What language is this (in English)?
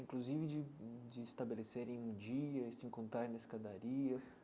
Portuguese